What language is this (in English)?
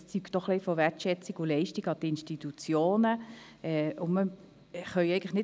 Swiss German